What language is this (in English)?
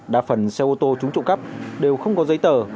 Vietnamese